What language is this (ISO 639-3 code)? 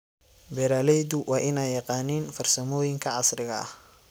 som